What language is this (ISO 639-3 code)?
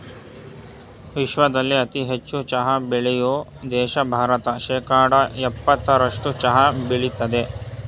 kan